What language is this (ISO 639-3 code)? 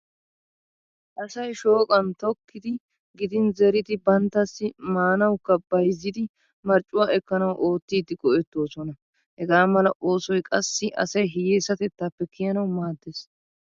wal